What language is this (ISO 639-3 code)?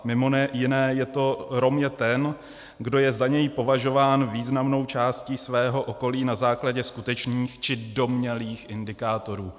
ces